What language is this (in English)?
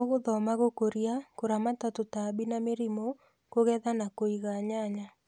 Kikuyu